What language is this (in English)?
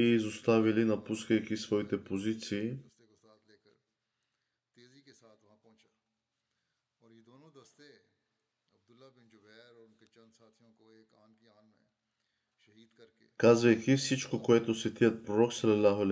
Bulgarian